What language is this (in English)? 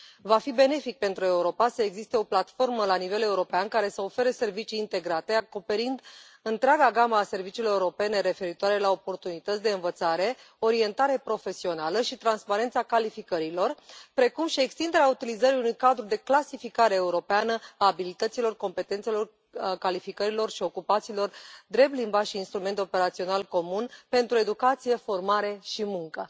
Romanian